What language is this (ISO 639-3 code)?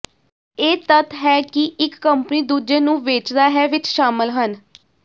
pan